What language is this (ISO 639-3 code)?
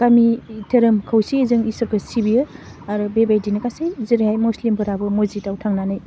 brx